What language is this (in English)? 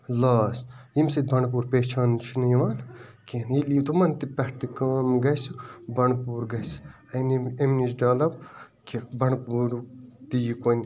Kashmiri